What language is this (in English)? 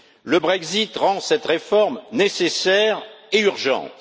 French